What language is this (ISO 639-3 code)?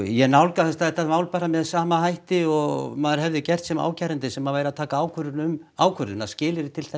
isl